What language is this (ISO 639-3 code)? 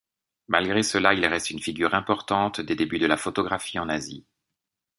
fra